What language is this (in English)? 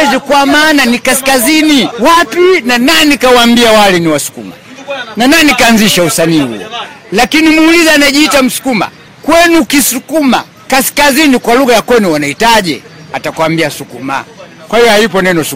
Swahili